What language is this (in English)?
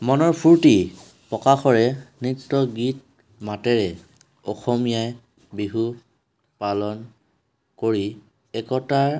Assamese